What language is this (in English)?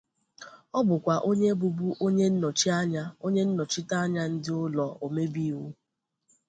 Igbo